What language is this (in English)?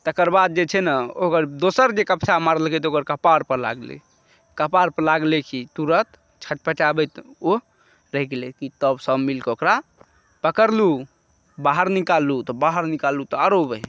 Maithili